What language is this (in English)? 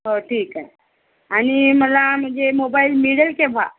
Marathi